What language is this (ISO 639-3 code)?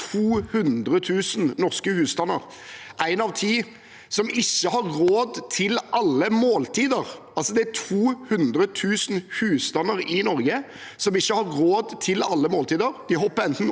nor